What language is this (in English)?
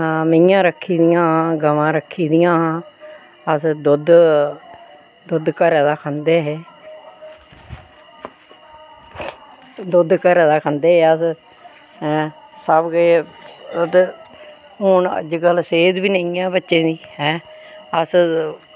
Dogri